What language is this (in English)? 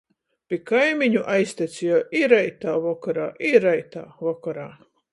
Latgalian